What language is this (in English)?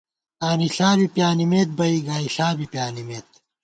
Gawar-Bati